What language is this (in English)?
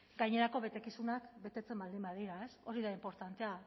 Basque